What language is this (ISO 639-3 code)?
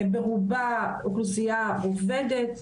heb